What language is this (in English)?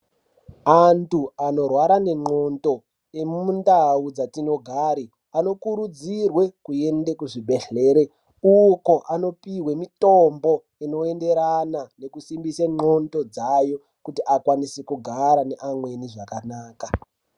Ndau